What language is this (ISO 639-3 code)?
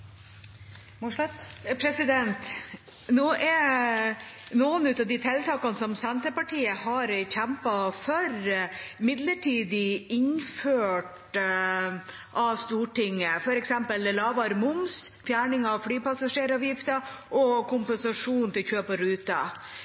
nor